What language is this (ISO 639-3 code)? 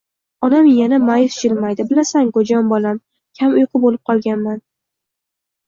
uzb